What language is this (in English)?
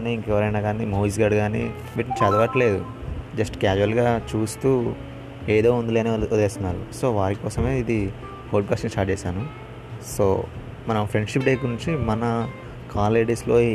Telugu